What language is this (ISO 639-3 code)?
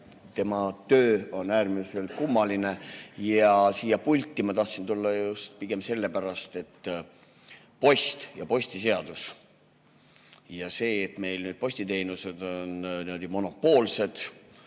est